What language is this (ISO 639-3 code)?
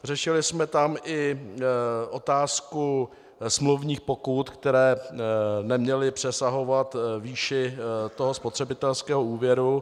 ces